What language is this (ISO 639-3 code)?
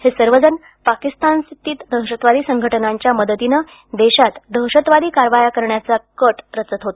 mar